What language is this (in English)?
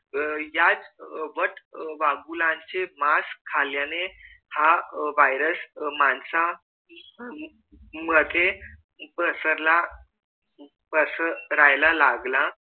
Marathi